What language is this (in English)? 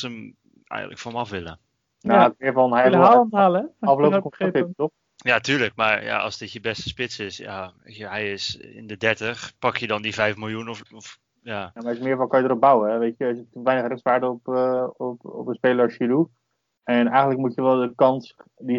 Dutch